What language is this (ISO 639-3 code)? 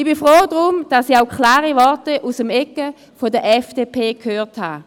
gsw